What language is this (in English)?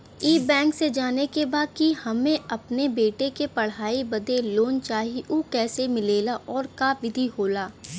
Bhojpuri